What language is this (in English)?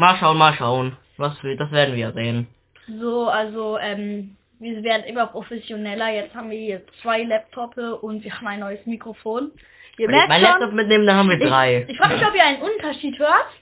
German